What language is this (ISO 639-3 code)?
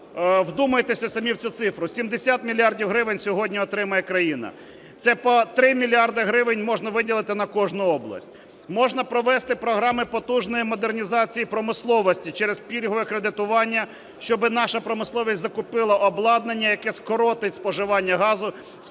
ukr